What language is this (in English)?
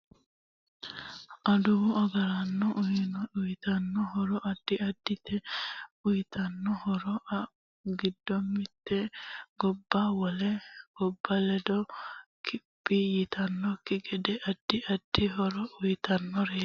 Sidamo